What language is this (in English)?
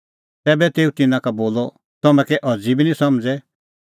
Kullu Pahari